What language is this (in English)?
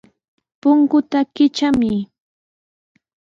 Sihuas Ancash Quechua